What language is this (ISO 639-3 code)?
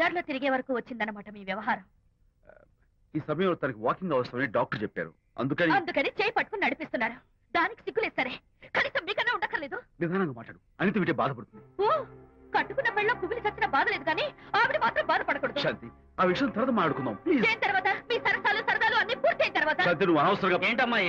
ara